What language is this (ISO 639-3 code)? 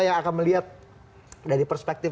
ind